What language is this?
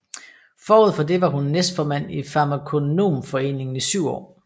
Danish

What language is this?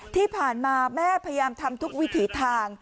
Thai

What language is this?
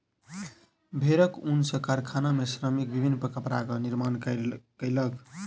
Maithili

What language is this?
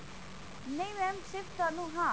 Punjabi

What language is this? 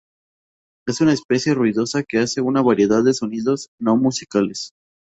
Spanish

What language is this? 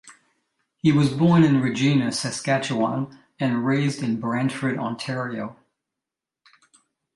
English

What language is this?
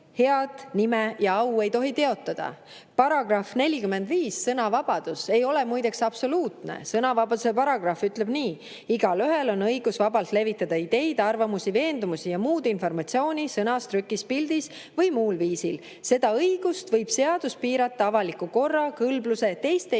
Estonian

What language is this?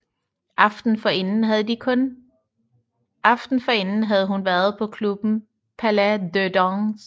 Danish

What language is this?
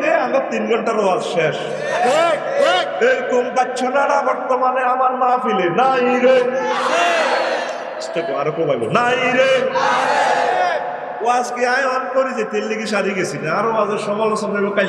Indonesian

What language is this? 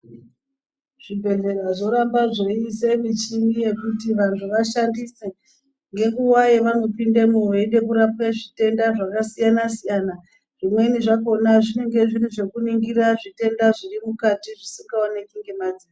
Ndau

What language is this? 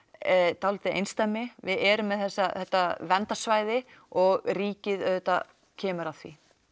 Icelandic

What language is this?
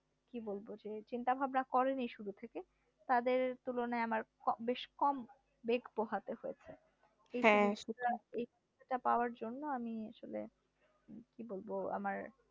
Bangla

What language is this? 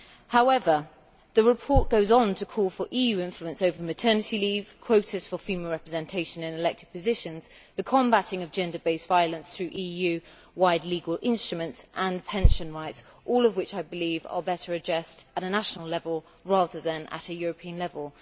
English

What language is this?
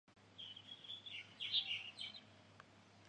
Chinese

